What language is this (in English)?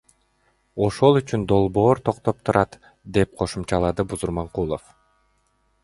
Kyrgyz